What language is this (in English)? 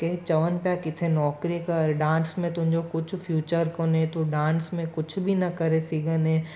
Sindhi